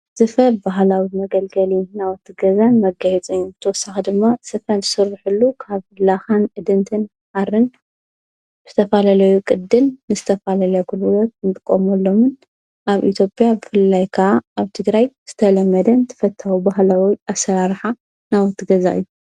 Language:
Tigrinya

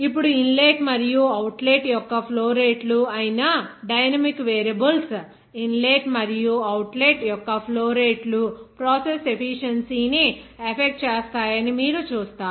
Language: Telugu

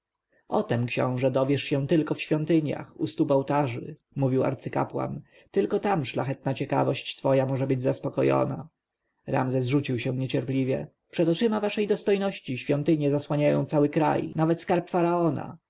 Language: Polish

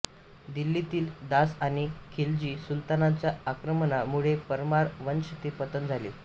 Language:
Marathi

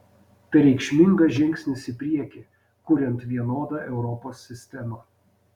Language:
Lithuanian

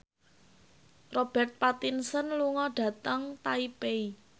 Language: Javanese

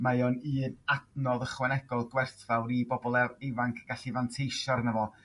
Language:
Welsh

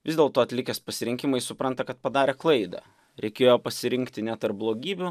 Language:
Lithuanian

